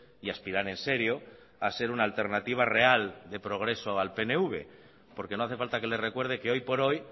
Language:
Spanish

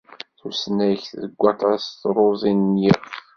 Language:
Kabyle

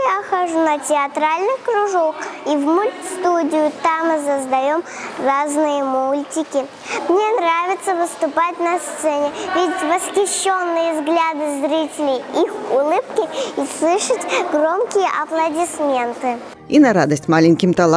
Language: Russian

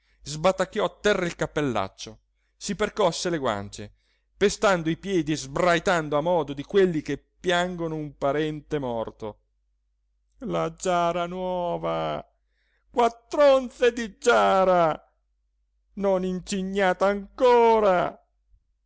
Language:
Italian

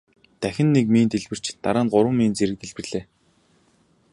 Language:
Mongolian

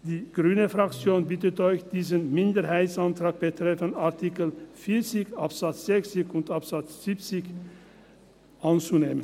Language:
Swiss German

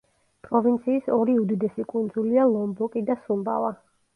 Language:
Georgian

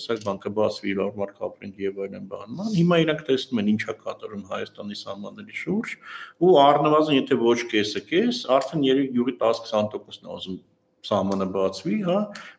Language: Romanian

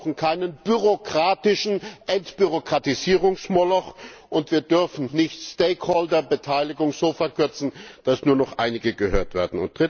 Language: German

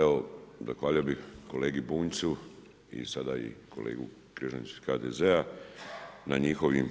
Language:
Croatian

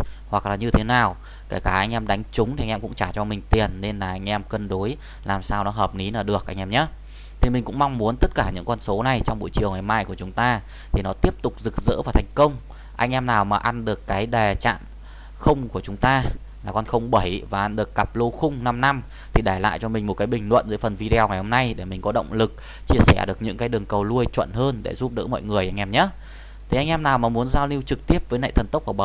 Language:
Vietnamese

